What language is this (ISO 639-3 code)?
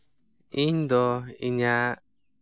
sat